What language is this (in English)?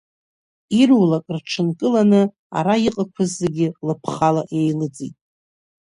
Abkhazian